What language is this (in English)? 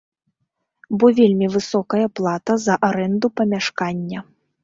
Belarusian